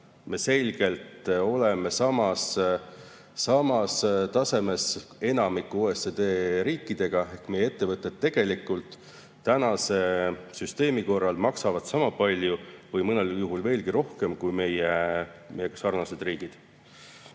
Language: Estonian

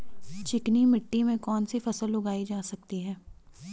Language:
Hindi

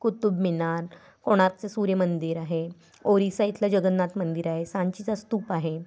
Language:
Marathi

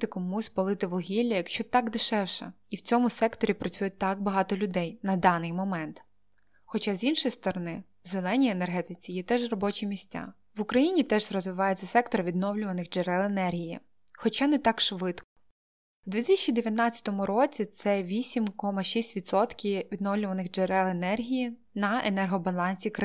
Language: Ukrainian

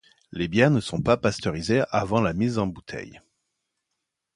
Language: French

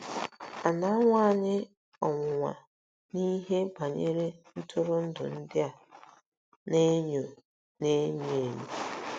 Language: Igbo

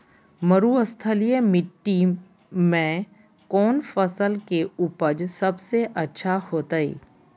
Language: Magahi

